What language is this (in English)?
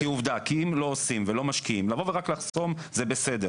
Hebrew